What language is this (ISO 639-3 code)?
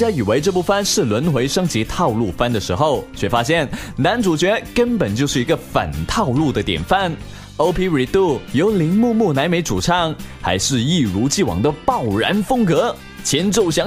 zho